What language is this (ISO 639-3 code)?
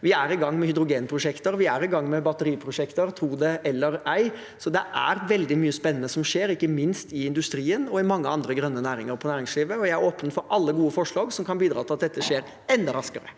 nor